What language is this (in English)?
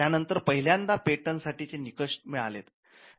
Marathi